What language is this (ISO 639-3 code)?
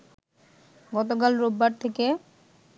ben